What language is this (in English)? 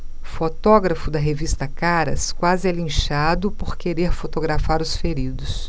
Portuguese